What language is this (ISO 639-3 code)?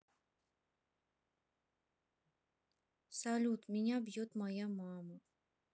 rus